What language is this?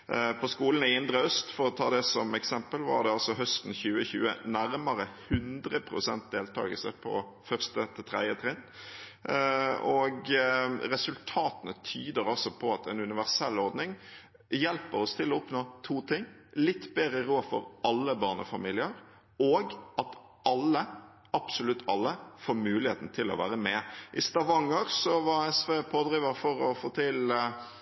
Norwegian Bokmål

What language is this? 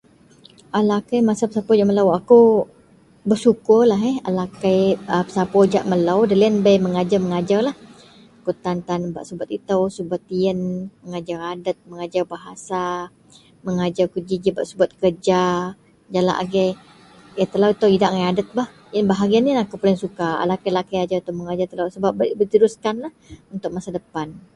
Central Melanau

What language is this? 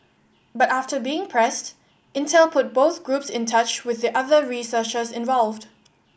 English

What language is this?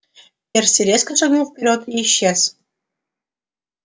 Russian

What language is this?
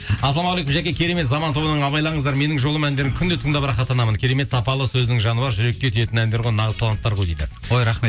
Kazakh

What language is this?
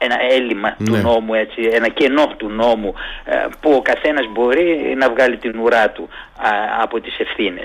Greek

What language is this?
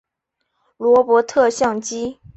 Chinese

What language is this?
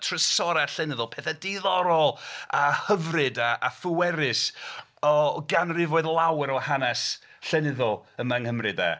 Welsh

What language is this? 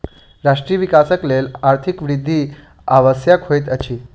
Maithili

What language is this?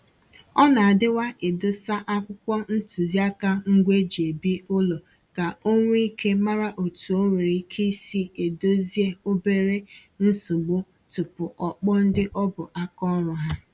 Igbo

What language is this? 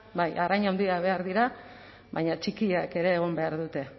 Basque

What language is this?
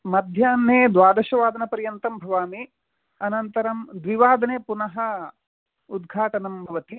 Sanskrit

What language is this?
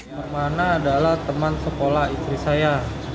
Indonesian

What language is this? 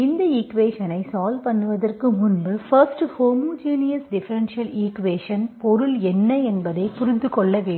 Tamil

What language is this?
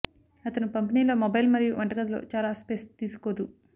Telugu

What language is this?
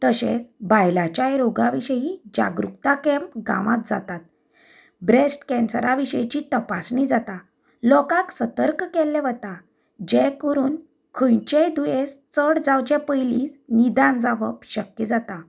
Konkani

